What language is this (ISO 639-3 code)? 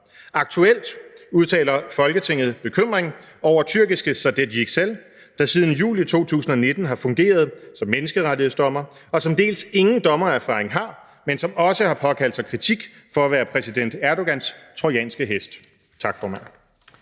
dan